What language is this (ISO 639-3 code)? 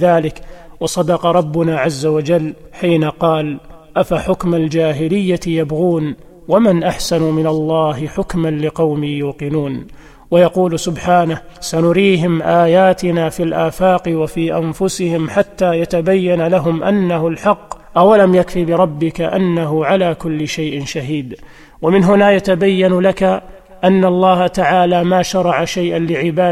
ara